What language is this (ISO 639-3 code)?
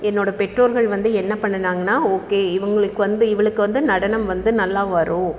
tam